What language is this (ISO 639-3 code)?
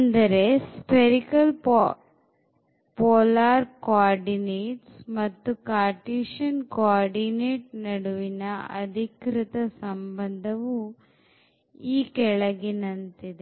kan